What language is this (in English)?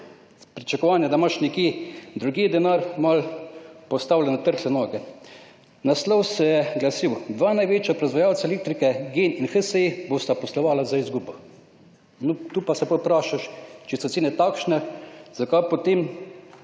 Slovenian